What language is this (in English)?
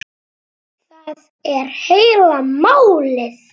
Icelandic